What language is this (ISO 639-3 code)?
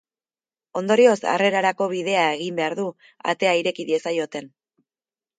eus